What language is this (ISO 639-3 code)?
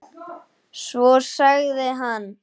isl